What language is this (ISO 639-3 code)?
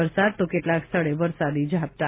guj